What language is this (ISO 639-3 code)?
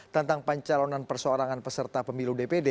ind